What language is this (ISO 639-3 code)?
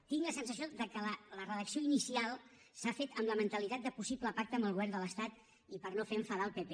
cat